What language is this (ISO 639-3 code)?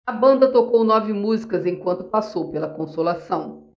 por